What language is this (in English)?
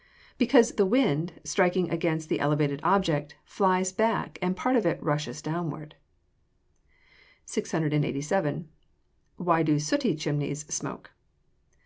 English